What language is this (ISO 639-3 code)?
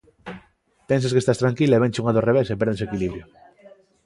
glg